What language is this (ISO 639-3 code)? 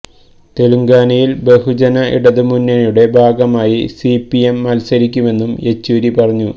mal